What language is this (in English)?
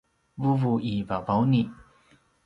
Paiwan